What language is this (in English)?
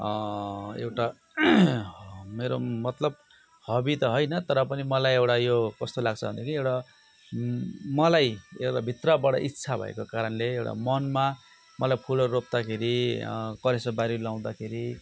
Nepali